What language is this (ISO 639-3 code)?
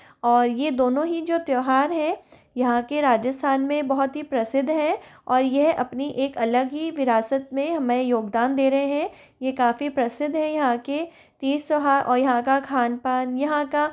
hin